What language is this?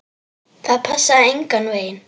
Icelandic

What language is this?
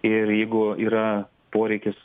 Lithuanian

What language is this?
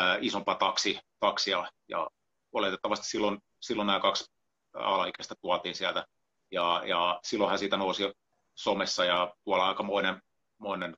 Finnish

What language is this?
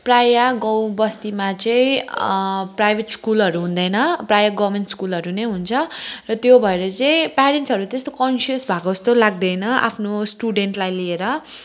Nepali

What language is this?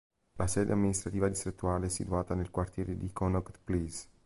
Italian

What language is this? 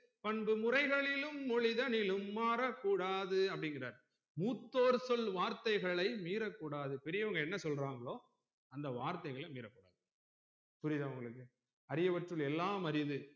Tamil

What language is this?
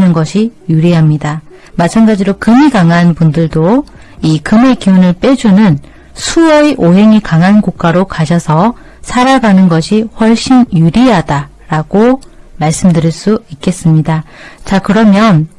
Korean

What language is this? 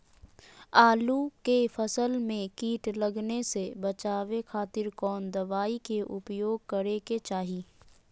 Magahi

